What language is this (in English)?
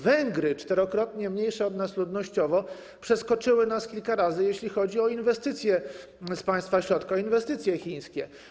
Polish